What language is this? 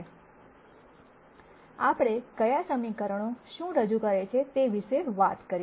Gujarati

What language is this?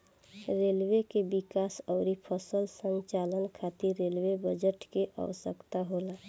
Bhojpuri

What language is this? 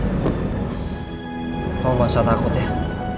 Indonesian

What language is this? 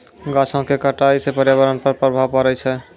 Maithili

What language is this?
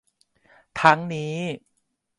Thai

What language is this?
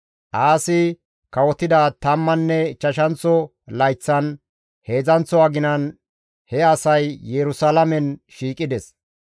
Gamo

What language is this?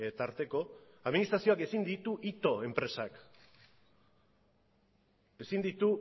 Basque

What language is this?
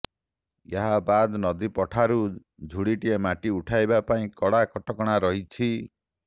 Odia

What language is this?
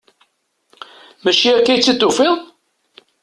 Kabyle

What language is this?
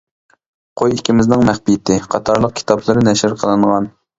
Uyghur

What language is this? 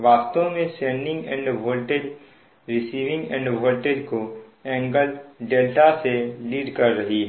Hindi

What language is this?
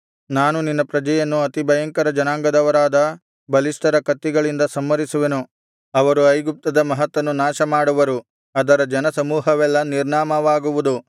Kannada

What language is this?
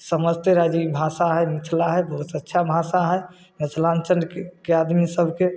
Maithili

